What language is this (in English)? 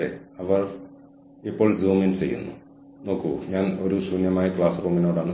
Malayalam